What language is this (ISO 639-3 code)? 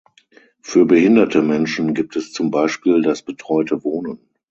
deu